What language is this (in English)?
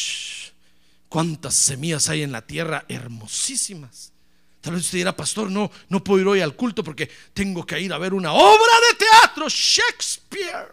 Spanish